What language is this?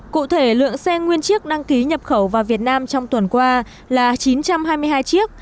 Vietnamese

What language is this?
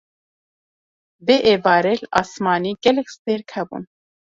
Kurdish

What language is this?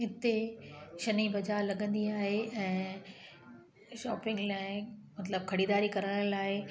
Sindhi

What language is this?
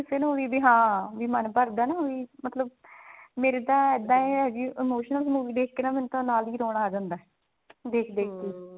Punjabi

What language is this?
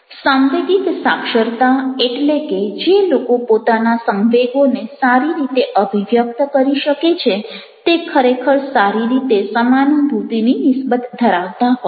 Gujarati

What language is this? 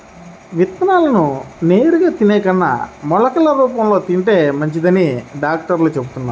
Telugu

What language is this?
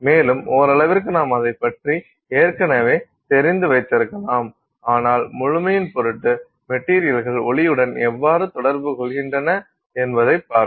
Tamil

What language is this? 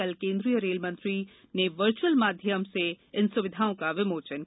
Hindi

